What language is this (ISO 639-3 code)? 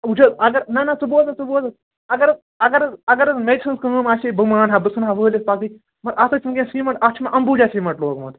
kas